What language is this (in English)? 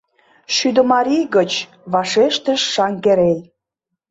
Mari